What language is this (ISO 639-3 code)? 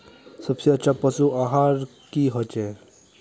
mag